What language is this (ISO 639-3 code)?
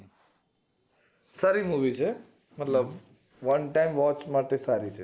guj